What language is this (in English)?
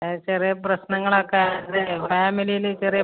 Malayalam